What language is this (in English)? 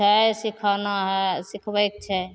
Maithili